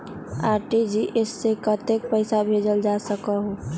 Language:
Magahi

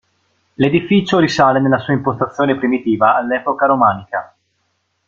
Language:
Italian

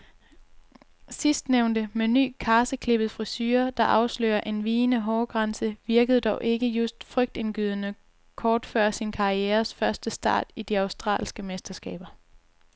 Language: Danish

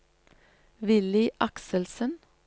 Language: Norwegian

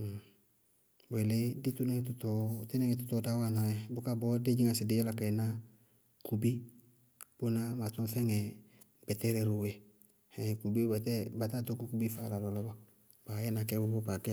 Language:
Bago-Kusuntu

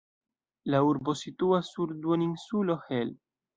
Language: Esperanto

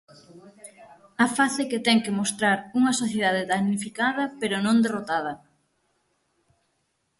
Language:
Galician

